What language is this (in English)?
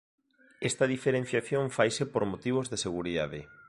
Galician